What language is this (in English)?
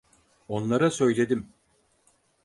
Turkish